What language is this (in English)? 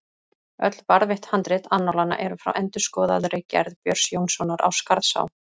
Icelandic